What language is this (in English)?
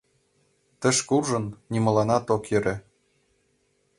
Mari